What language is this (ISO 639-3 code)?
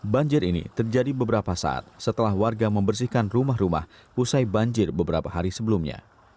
ind